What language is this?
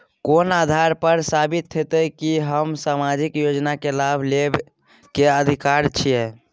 Maithili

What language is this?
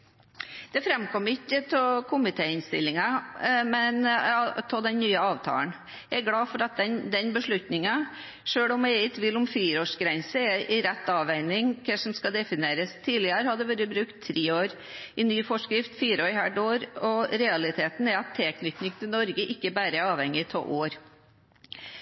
Norwegian Bokmål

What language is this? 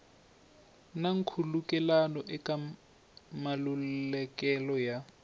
Tsonga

